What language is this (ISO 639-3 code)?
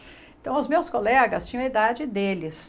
por